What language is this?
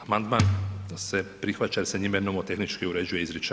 Croatian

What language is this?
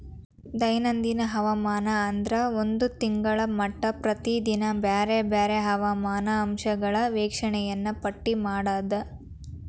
Kannada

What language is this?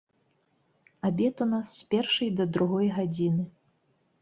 Belarusian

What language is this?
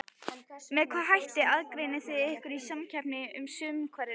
Icelandic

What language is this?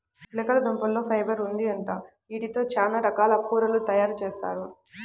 Telugu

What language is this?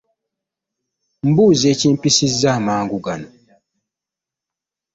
Ganda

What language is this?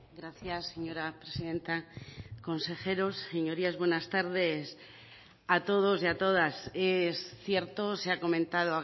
Spanish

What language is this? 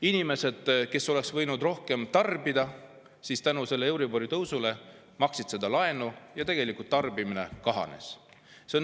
Estonian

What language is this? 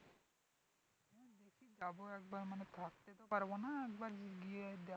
Bangla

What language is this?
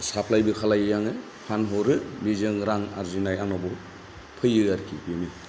Bodo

